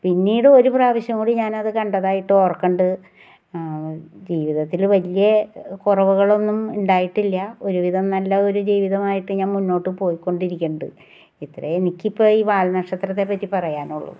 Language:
Malayalam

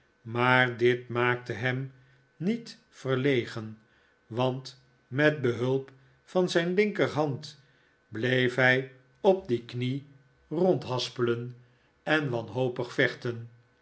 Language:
Dutch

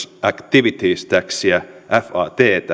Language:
Finnish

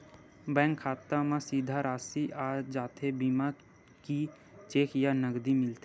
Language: Chhattisgarhi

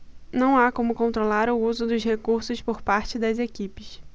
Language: Portuguese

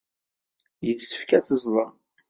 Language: Kabyle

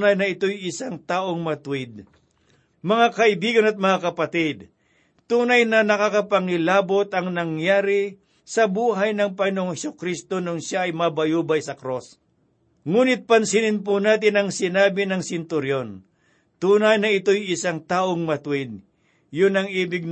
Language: Filipino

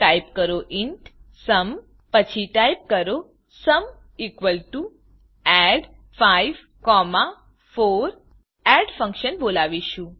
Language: Gujarati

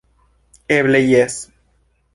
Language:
Esperanto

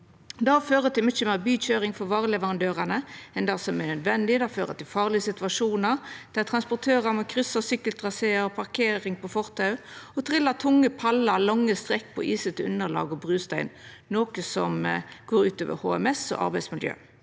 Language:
Norwegian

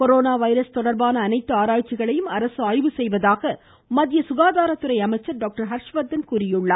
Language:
Tamil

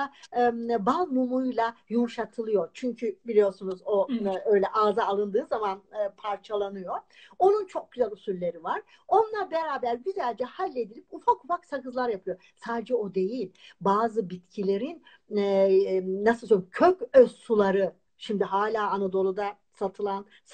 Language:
Turkish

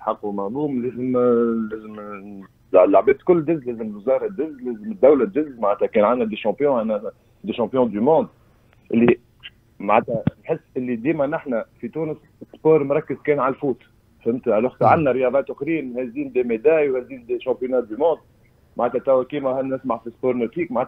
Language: Arabic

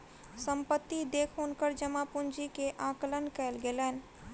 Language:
Maithili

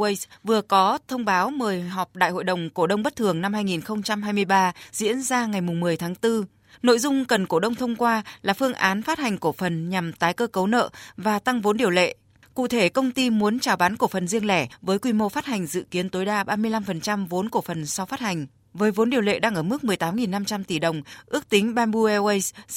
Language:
Vietnamese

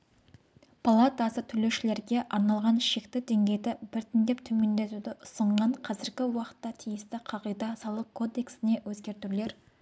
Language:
Kazakh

